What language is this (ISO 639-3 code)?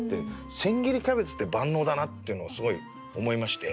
jpn